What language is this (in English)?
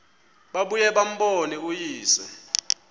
Xhosa